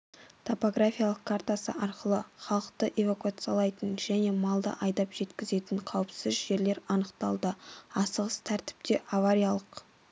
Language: Kazakh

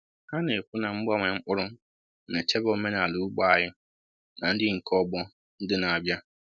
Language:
Igbo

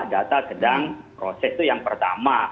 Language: Indonesian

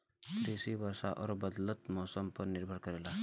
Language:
Bhojpuri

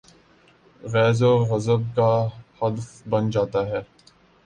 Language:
Urdu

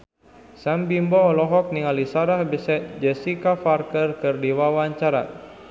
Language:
Sundanese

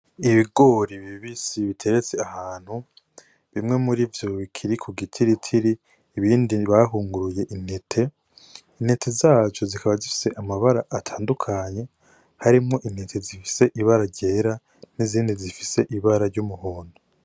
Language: Rundi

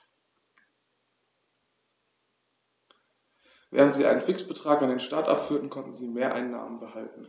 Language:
German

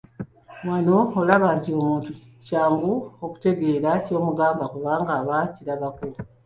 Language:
Ganda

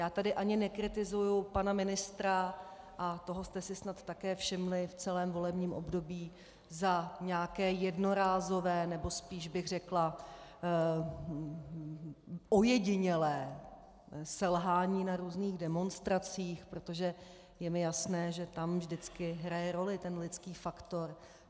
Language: Czech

